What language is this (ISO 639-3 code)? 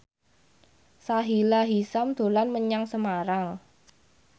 jav